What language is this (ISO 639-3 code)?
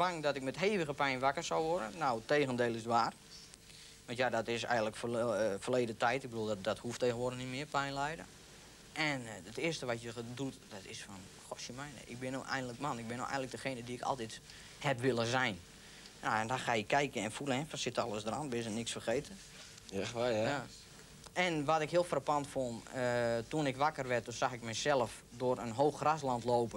nld